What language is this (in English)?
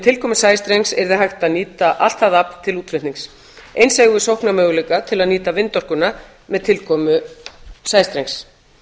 Icelandic